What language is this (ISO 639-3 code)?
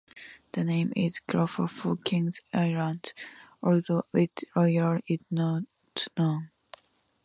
eng